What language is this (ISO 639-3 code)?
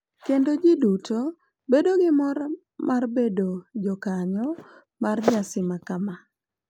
luo